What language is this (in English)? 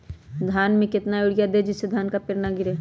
Magahi